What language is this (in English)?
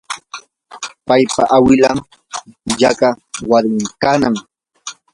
Yanahuanca Pasco Quechua